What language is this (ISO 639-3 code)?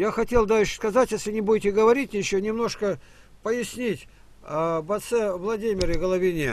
rus